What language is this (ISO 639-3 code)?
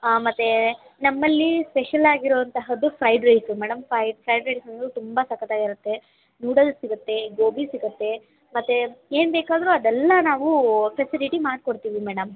kan